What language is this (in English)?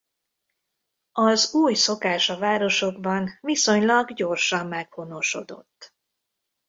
Hungarian